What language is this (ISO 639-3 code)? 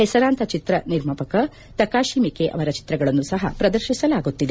kan